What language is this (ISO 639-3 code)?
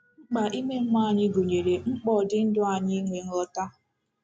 ibo